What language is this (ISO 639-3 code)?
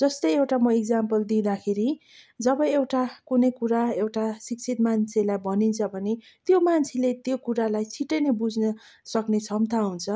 nep